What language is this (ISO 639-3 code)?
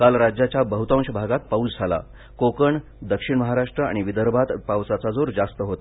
mar